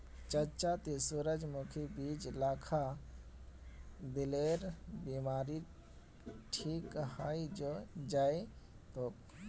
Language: Magahi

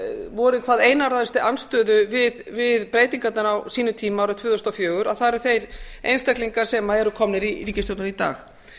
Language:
Icelandic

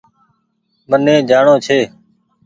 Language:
Goaria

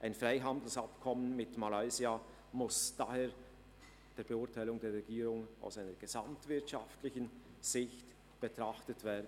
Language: Swiss German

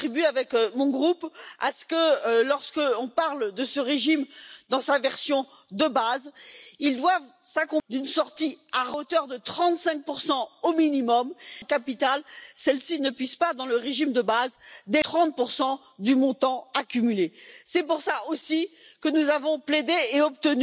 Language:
Polish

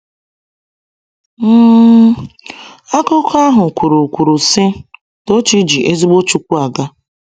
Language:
Igbo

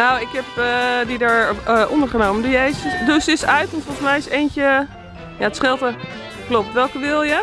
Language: Dutch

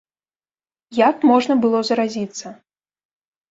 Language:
Belarusian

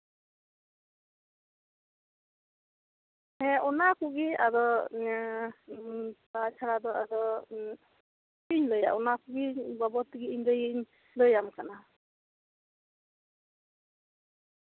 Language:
Santali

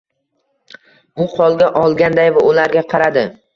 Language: Uzbek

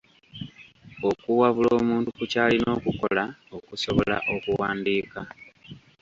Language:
Ganda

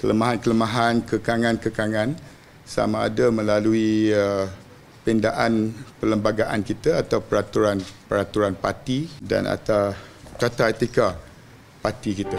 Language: Malay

